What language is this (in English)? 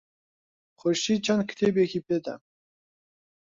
Central Kurdish